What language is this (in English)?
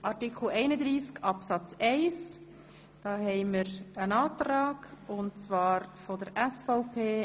Swiss German